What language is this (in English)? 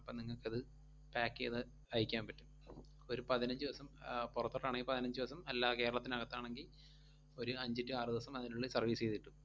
Malayalam